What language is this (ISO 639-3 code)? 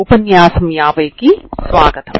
tel